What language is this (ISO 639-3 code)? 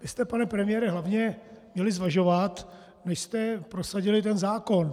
ces